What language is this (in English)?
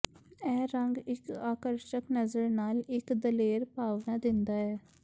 Punjabi